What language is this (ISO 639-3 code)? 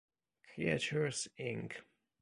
ita